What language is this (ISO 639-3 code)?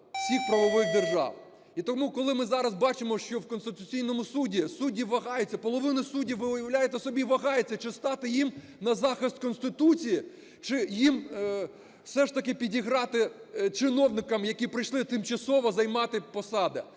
ukr